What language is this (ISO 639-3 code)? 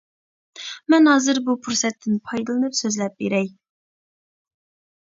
uig